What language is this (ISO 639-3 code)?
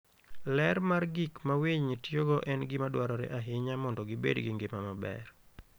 luo